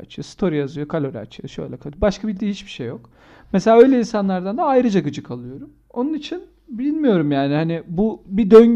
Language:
Turkish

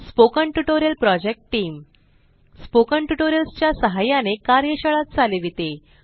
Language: Marathi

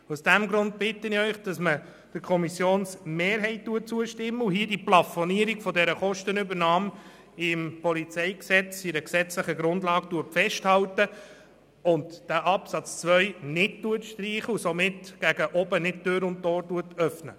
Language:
Swiss German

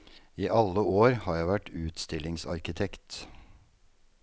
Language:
Norwegian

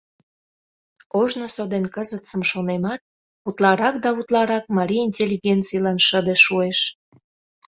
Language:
Mari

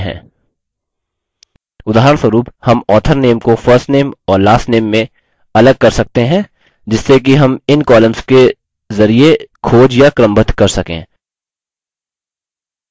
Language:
Hindi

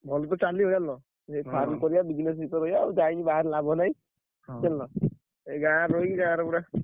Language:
Odia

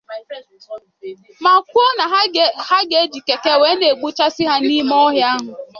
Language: Igbo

